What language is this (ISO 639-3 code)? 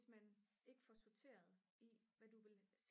dan